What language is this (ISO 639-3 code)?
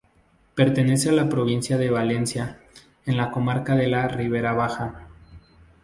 spa